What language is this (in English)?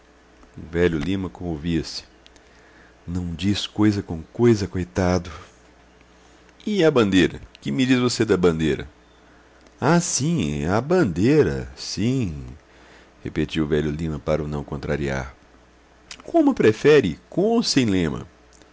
Portuguese